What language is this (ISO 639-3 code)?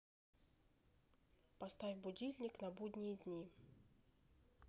rus